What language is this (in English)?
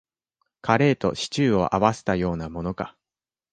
Japanese